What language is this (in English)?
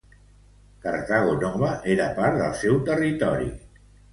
Catalan